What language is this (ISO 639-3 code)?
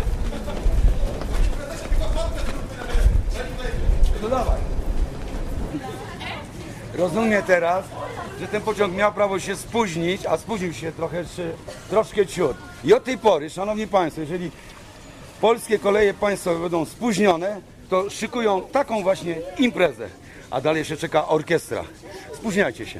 pol